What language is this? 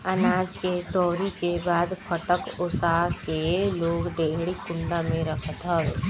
Bhojpuri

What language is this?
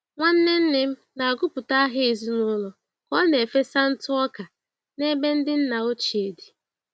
Igbo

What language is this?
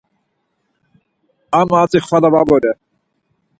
Laz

